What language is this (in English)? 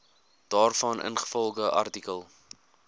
Afrikaans